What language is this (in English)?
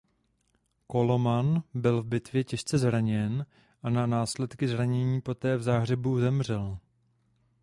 Czech